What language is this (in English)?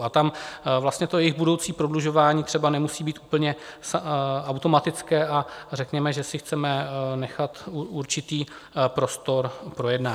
Czech